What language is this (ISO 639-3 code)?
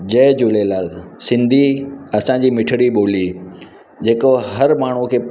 snd